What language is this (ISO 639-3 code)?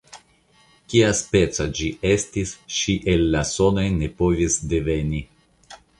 epo